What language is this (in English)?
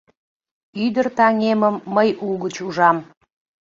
Mari